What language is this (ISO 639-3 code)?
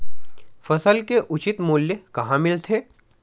hne